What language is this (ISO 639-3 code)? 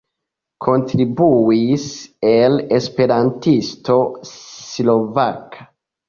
epo